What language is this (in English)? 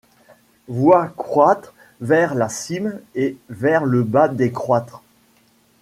French